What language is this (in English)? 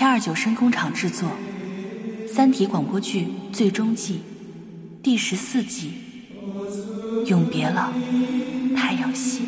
Chinese